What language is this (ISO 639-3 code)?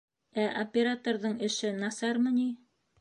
bak